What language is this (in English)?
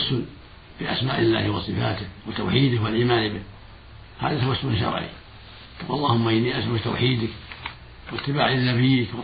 Arabic